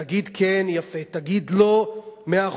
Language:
Hebrew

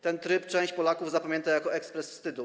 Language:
Polish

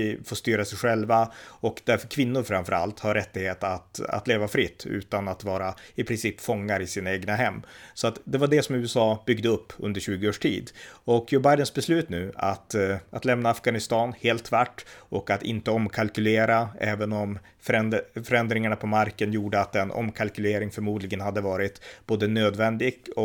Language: Swedish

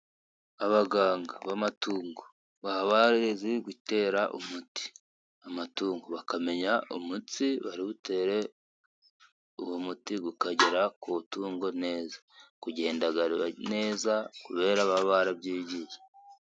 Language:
Kinyarwanda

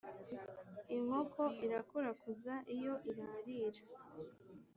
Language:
Kinyarwanda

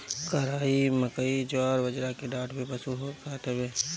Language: Bhojpuri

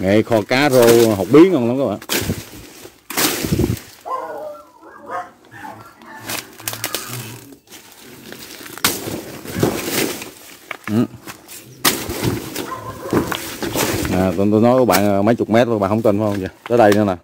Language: Vietnamese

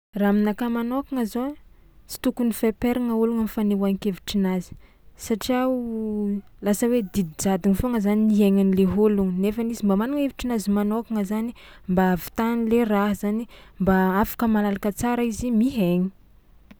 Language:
Tsimihety Malagasy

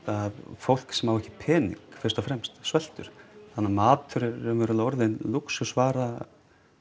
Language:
Icelandic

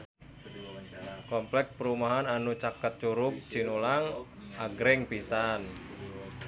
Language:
Sundanese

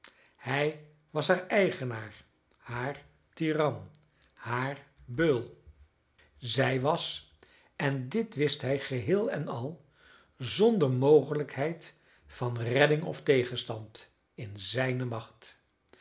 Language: Dutch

